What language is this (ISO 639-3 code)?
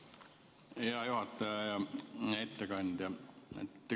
est